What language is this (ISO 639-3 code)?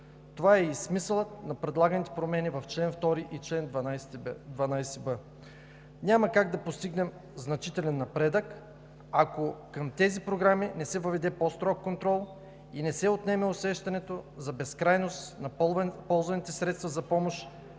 bul